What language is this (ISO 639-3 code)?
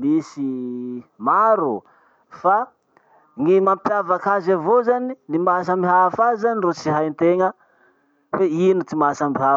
msh